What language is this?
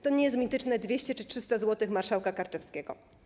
Polish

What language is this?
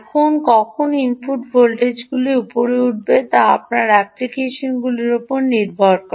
Bangla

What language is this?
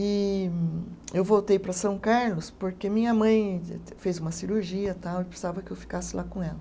Portuguese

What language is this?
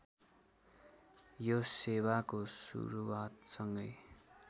Nepali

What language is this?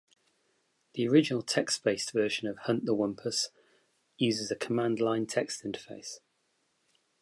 English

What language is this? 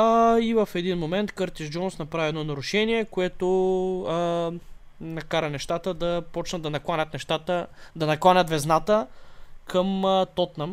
Bulgarian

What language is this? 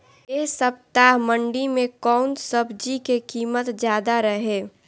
Bhojpuri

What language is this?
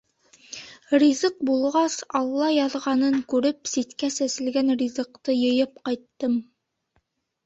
Bashkir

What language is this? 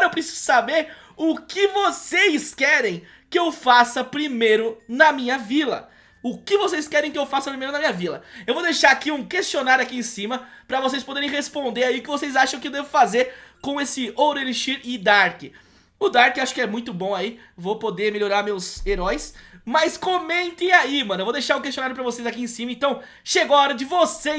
Portuguese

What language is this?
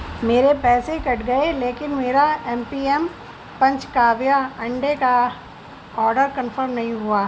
Urdu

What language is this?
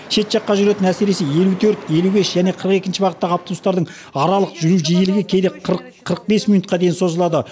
Kazakh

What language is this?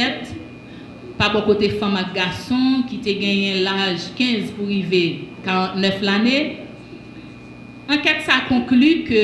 French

